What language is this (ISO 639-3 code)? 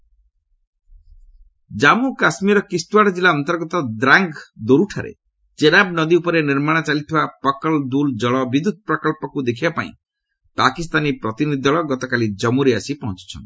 ori